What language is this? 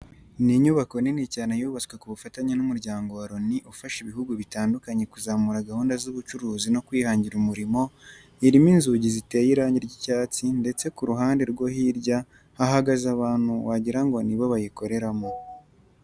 Kinyarwanda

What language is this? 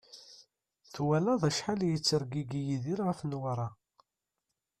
Kabyle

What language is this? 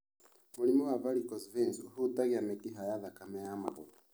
Kikuyu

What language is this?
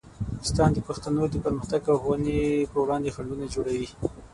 Pashto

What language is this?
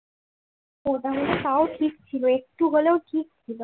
Bangla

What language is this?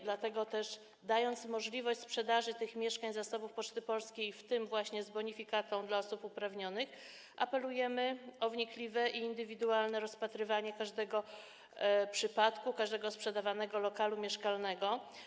Polish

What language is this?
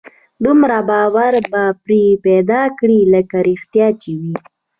Pashto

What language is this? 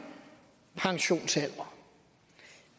Danish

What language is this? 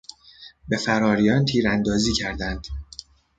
Persian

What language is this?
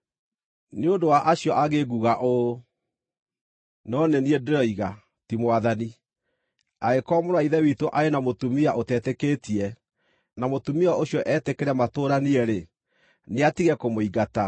Kikuyu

